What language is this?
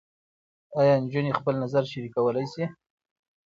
Pashto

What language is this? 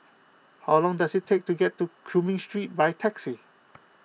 English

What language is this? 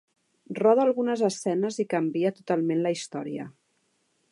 Catalan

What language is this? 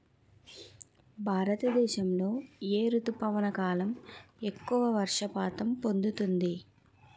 Telugu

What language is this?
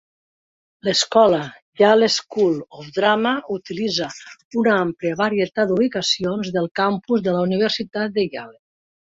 Catalan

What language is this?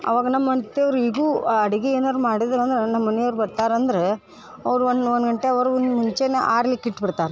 Kannada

